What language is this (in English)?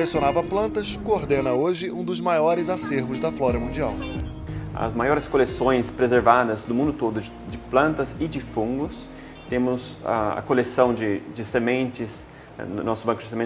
Portuguese